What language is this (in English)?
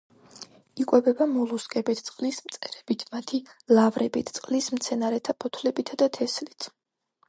Georgian